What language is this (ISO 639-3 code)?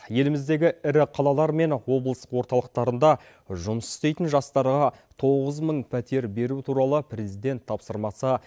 kaz